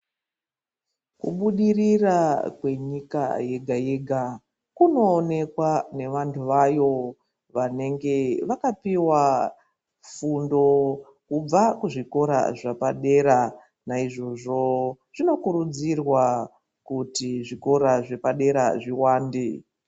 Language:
Ndau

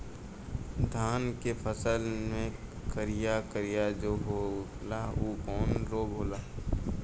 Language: Bhojpuri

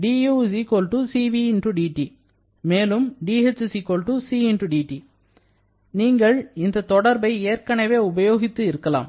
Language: Tamil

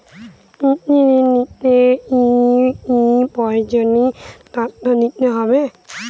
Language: Bangla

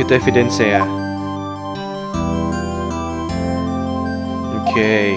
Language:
Indonesian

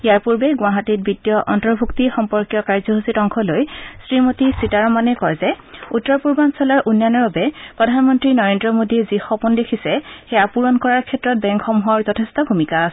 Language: Assamese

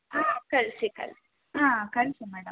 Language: Kannada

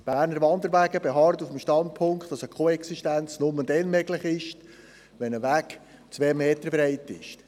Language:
Swiss German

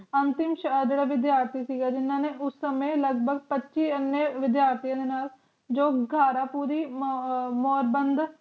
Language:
Punjabi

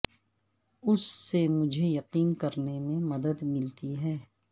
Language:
Urdu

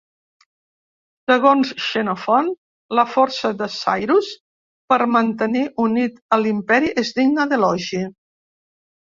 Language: Catalan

